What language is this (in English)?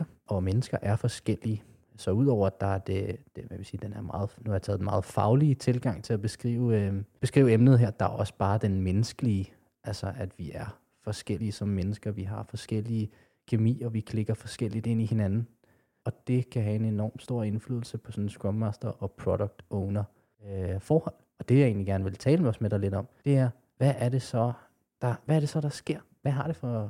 Danish